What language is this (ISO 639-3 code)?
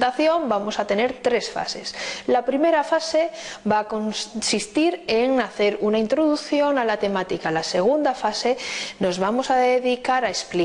spa